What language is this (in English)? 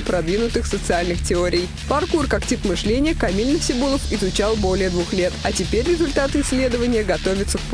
Russian